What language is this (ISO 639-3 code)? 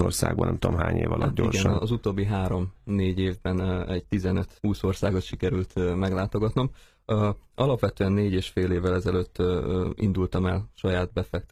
hun